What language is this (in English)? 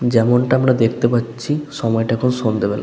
Bangla